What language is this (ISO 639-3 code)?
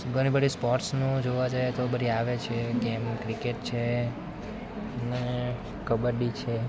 guj